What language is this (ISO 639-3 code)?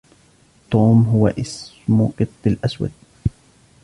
ara